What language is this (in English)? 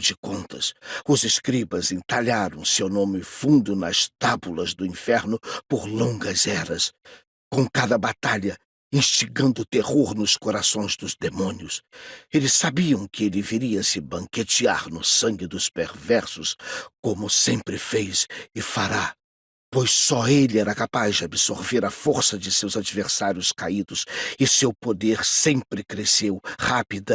Portuguese